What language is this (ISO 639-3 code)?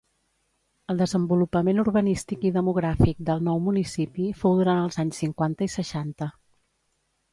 cat